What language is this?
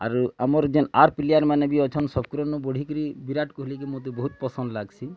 Odia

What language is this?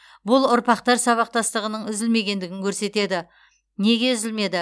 Kazakh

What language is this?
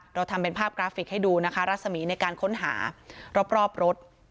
Thai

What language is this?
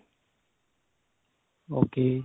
Punjabi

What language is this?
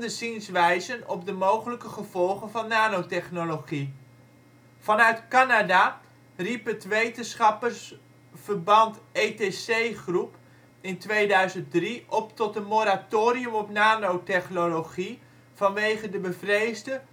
Dutch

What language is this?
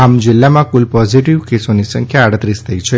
Gujarati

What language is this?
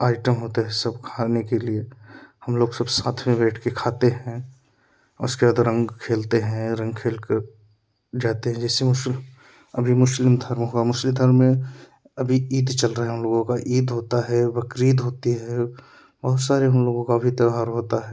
Hindi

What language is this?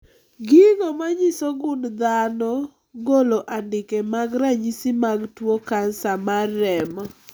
Luo (Kenya and Tanzania)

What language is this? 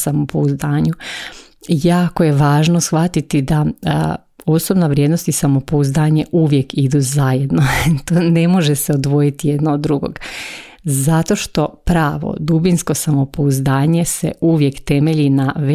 Croatian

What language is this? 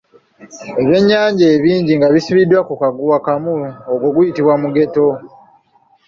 Ganda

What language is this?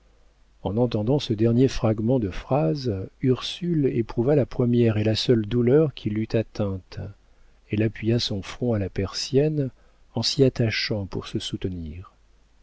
French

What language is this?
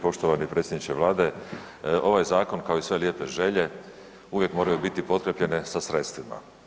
Croatian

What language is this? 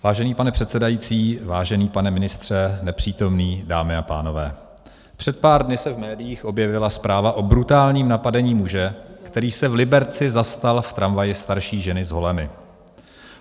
Czech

